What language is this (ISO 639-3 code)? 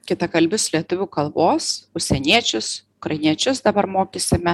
lit